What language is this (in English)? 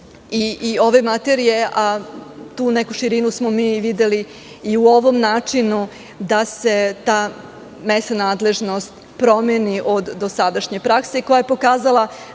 Serbian